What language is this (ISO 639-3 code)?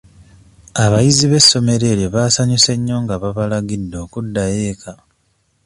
lug